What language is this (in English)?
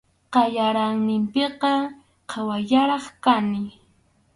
Arequipa-La Unión Quechua